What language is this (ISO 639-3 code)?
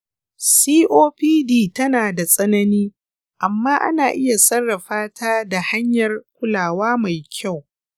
hau